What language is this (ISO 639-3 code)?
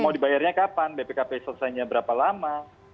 ind